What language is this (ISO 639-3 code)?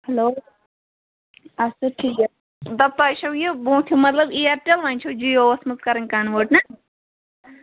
kas